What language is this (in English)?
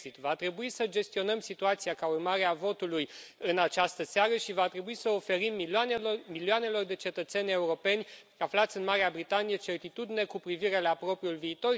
Romanian